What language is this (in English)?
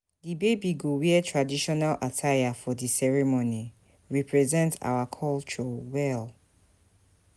Nigerian Pidgin